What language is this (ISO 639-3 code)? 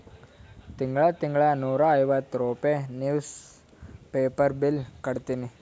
kan